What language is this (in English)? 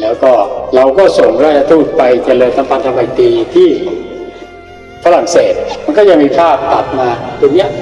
Thai